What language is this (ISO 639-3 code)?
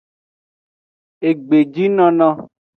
ajg